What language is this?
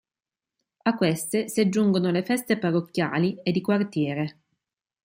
Italian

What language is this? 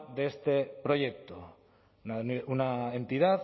Spanish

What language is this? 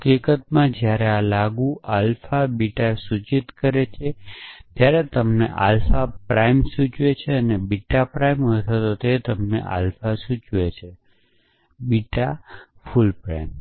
Gujarati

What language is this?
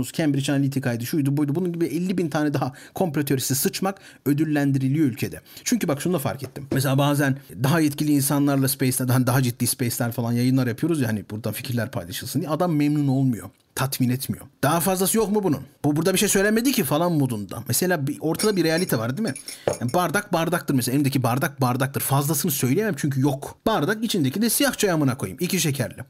Turkish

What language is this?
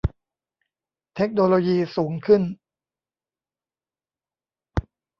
Thai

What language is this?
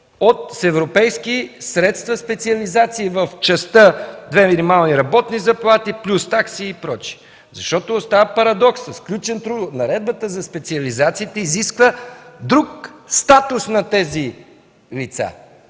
Bulgarian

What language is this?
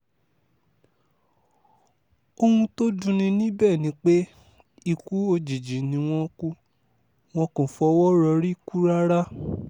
Yoruba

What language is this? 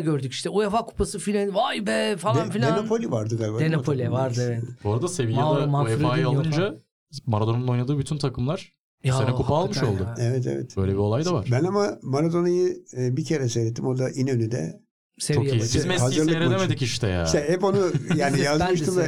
Turkish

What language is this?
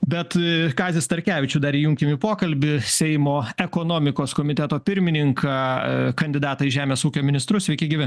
Lithuanian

